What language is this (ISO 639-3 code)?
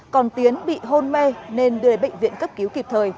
vie